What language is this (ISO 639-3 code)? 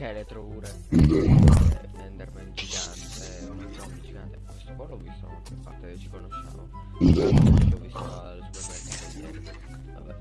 ita